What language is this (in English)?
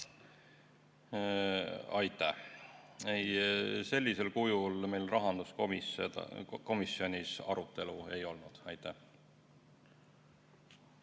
Estonian